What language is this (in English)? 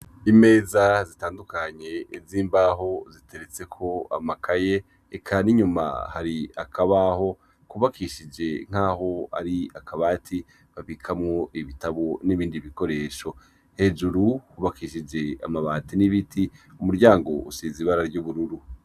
Rundi